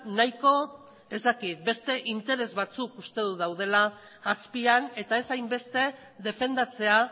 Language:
Basque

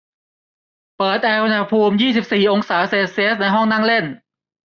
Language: Thai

